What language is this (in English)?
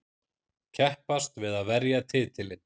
Icelandic